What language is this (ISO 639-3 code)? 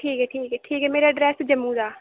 doi